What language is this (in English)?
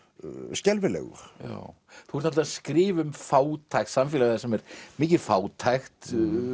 Icelandic